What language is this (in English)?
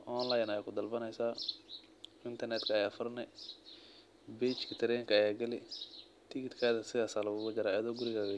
Somali